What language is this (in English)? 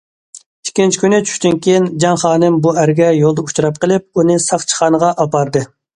Uyghur